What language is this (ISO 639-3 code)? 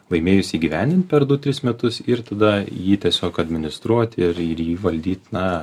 lit